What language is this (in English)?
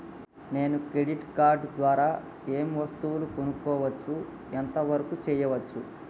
Telugu